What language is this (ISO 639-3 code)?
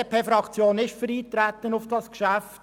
gsw